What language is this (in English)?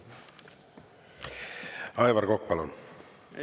Estonian